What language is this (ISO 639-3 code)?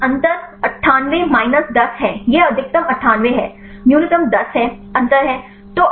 hin